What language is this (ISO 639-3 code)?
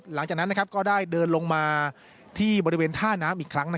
tha